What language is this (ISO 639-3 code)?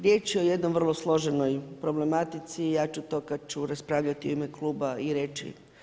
hrv